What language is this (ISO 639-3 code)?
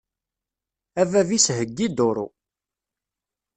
kab